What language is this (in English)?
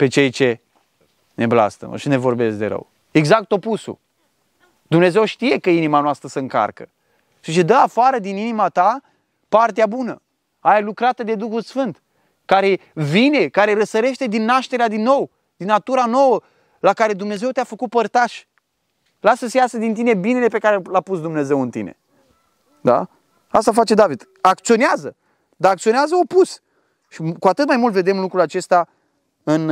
Romanian